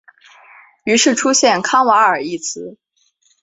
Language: Chinese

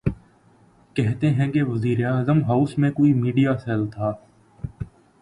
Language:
Urdu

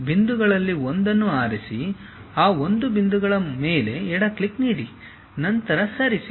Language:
Kannada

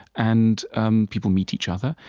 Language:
English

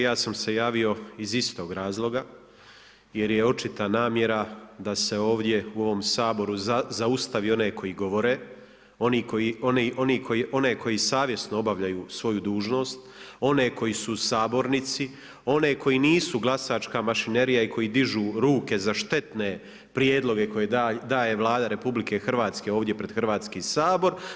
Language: Croatian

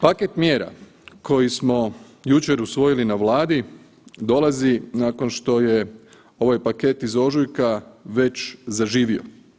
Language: Croatian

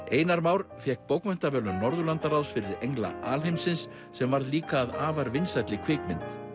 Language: Icelandic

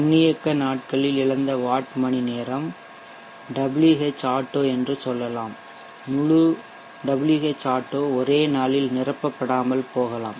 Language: Tamil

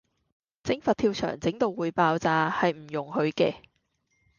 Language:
Cantonese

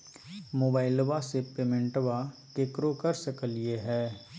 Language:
Magahi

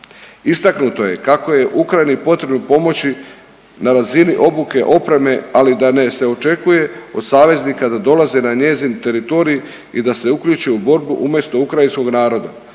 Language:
Croatian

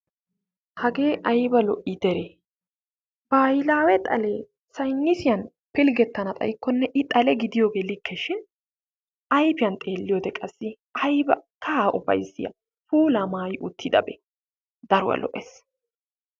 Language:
Wolaytta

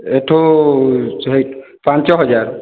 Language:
Odia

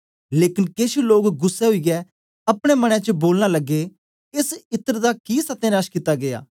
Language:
Dogri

